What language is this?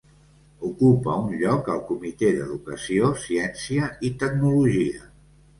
Catalan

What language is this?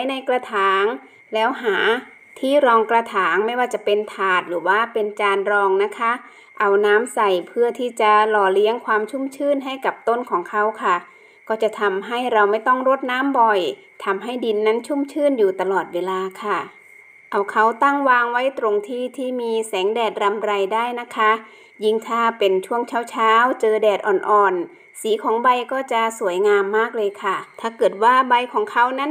Thai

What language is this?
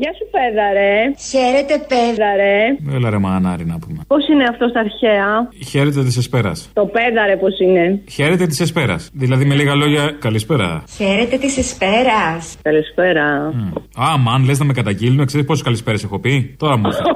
Greek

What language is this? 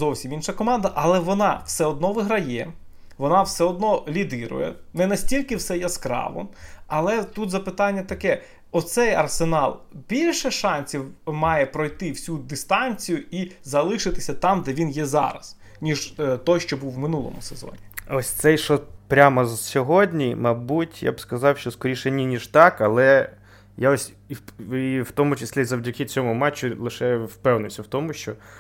Ukrainian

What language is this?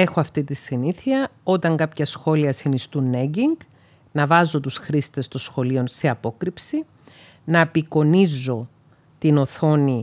Greek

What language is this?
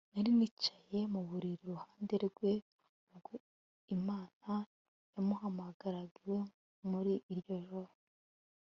Kinyarwanda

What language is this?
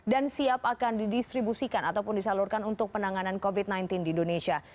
Indonesian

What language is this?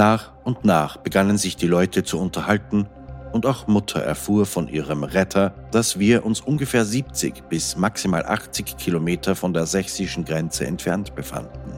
German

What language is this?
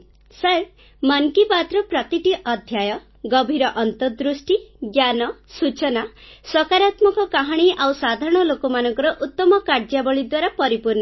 Odia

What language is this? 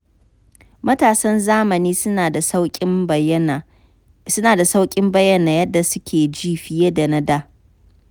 Hausa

